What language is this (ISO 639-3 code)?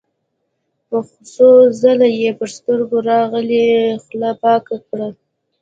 pus